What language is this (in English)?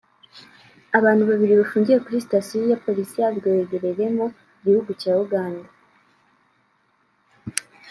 Kinyarwanda